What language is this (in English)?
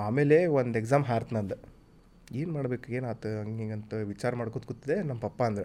Kannada